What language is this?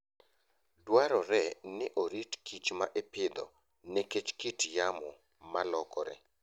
Luo (Kenya and Tanzania)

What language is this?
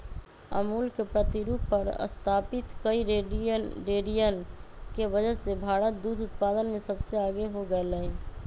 Magahi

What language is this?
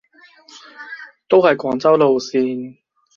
Cantonese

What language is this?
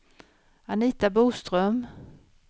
Swedish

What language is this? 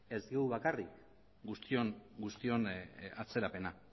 Basque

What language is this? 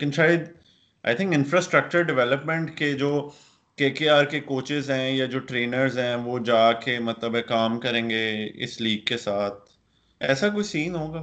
Urdu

